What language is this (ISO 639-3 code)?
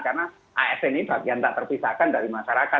ind